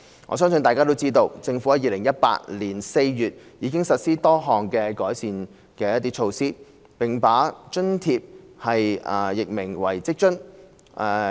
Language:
Cantonese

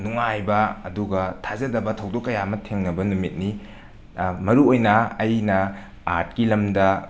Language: Manipuri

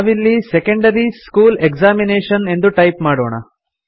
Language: Kannada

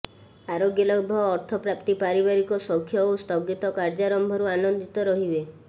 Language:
Odia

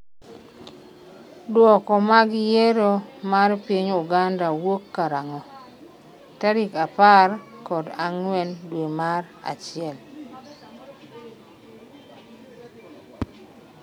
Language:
Luo (Kenya and Tanzania)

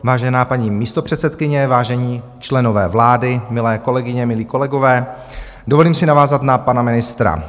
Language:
Czech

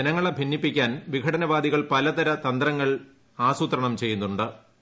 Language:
Malayalam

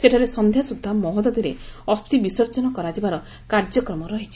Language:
Odia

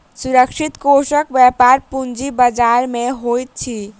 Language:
Maithili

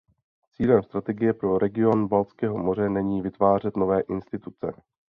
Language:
Czech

